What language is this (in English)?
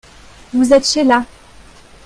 French